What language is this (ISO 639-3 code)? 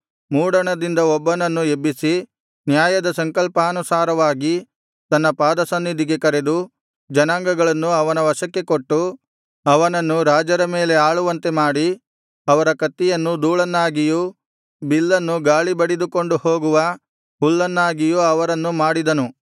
kan